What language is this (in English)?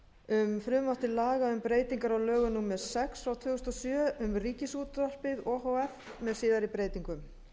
Icelandic